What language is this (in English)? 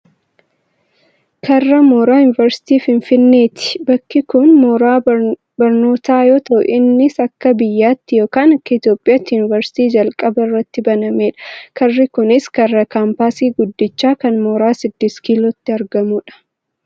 Oromo